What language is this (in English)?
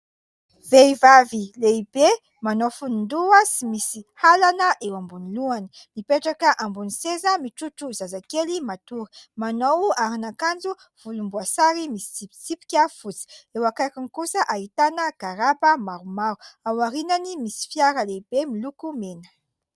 Malagasy